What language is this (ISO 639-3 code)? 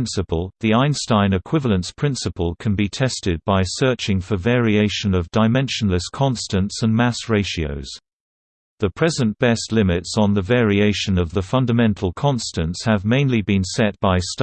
eng